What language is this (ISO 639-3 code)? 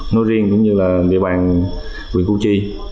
vie